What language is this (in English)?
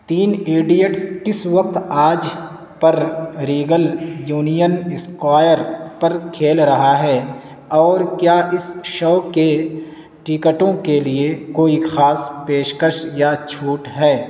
Urdu